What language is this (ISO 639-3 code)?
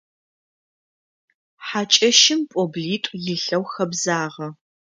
ady